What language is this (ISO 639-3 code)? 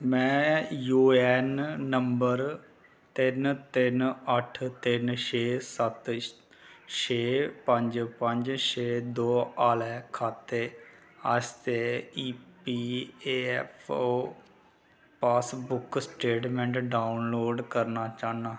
doi